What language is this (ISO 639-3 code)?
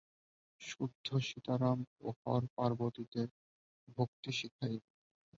ben